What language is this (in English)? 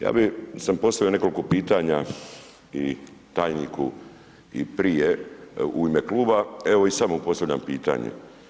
Croatian